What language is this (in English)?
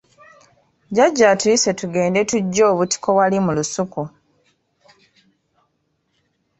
Ganda